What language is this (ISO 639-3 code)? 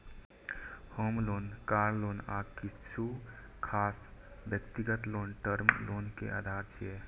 mai